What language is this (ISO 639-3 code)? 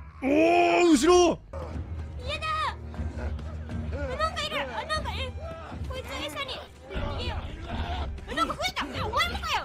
jpn